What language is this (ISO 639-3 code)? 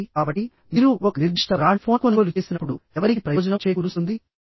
tel